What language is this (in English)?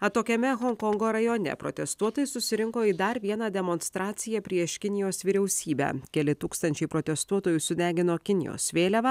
Lithuanian